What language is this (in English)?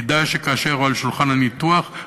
Hebrew